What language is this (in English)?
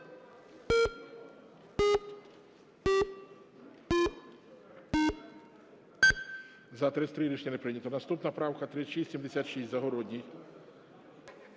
Ukrainian